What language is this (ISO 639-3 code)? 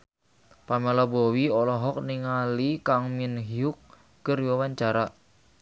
sun